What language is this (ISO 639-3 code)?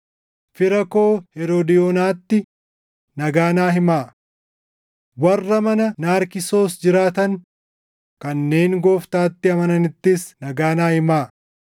orm